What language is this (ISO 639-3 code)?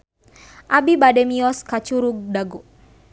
sun